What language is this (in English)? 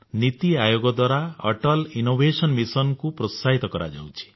Odia